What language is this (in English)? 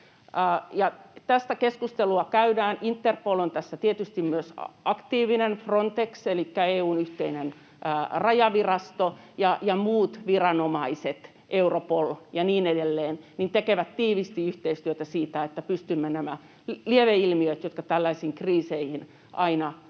Finnish